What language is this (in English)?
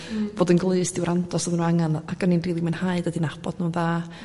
Welsh